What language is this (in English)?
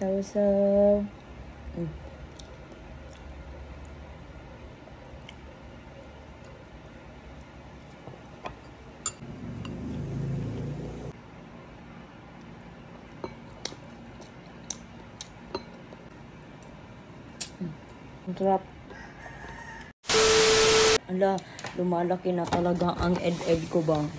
Filipino